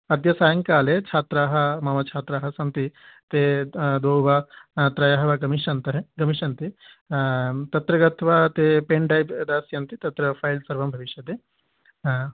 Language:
Sanskrit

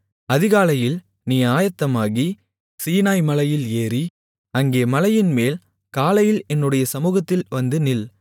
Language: Tamil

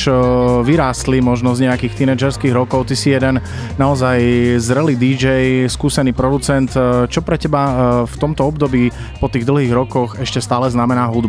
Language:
Slovak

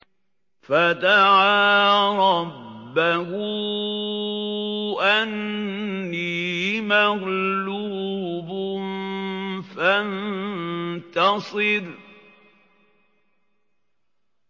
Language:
Arabic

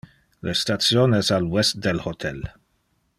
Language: Interlingua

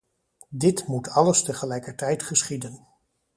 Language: Dutch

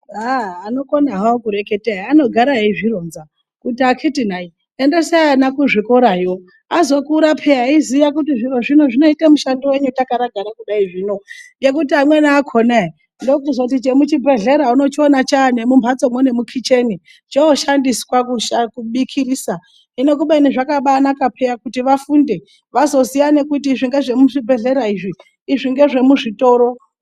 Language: Ndau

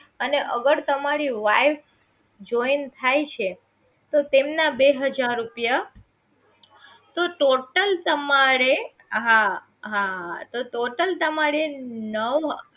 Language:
Gujarati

